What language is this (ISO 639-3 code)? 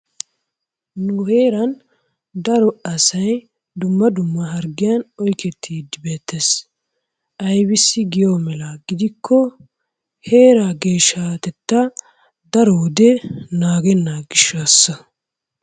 wal